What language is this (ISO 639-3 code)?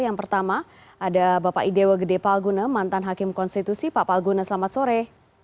ind